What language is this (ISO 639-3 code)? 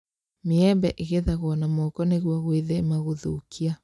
kik